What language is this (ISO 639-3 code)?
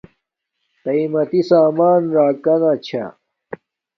dmk